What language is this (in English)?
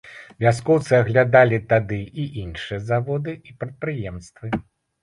Belarusian